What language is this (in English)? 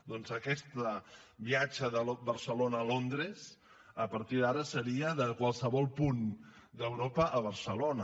Catalan